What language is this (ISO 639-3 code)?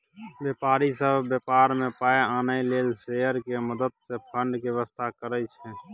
mai